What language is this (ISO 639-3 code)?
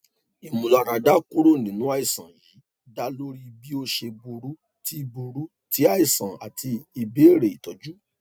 yor